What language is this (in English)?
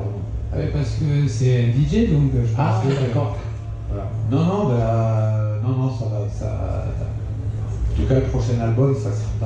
French